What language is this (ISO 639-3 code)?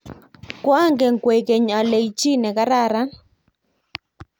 kln